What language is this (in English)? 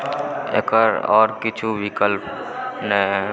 Maithili